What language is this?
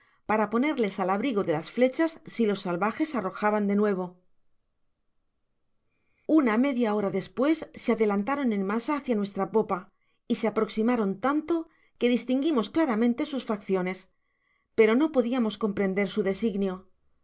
Spanish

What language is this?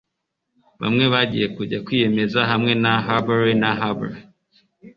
Kinyarwanda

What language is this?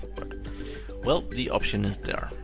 English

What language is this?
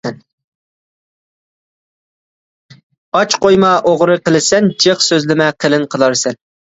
Uyghur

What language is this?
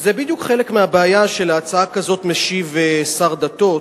Hebrew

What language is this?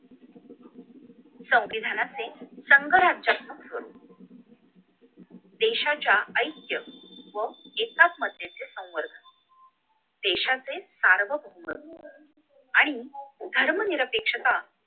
Marathi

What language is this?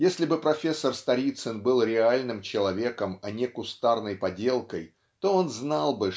Russian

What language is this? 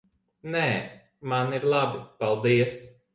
Latvian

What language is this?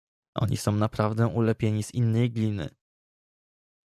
Polish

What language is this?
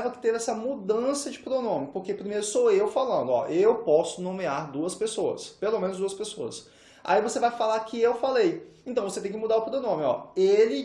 Portuguese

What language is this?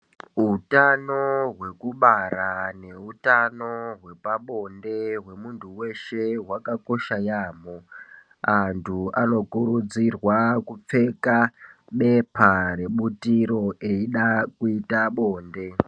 Ndau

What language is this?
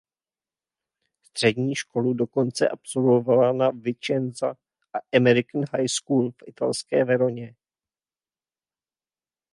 Czech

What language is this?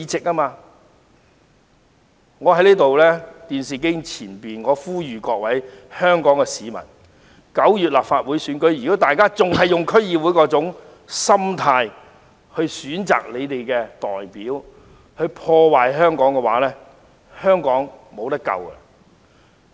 Cantonese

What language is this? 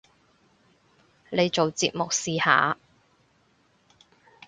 Cantonese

